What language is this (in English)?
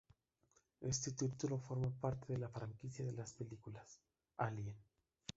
Spanish